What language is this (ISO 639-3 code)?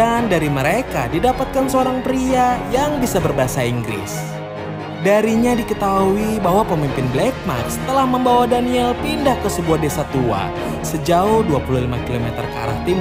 ind